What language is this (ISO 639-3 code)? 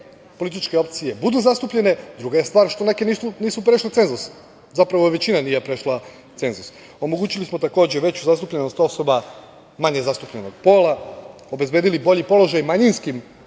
srp